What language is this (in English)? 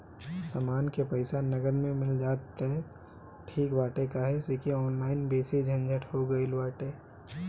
Bhojpuri